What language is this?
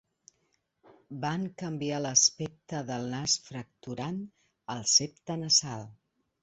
Catalan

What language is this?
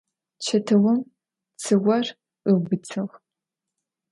Adyghe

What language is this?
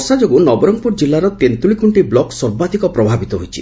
Odia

